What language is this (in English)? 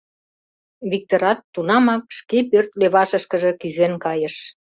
Mari